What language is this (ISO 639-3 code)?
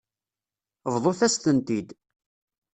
kab